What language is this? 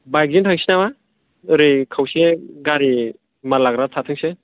Bodo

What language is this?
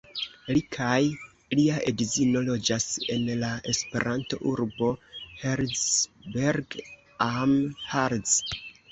Esperanto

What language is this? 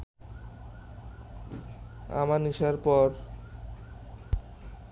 Bangla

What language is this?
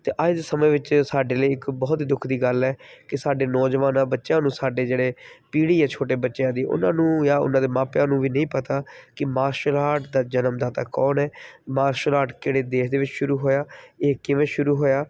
Punjabi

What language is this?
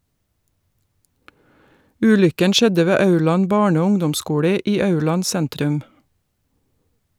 Norwegian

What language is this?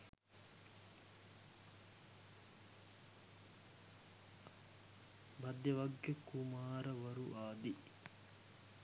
Sinhala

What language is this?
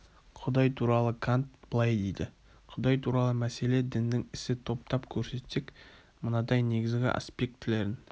Kazakh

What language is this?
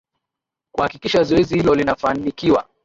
Swahili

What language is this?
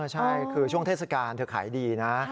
Thai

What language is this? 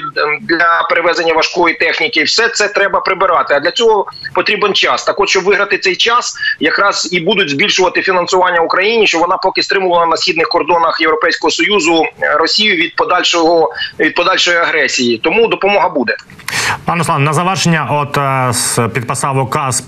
Ukrainian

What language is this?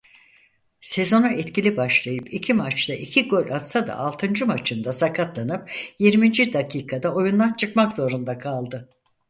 Turkish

